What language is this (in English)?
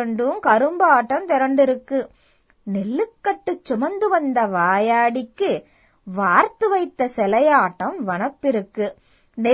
Tamil